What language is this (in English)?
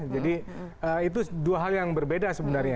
Indonesian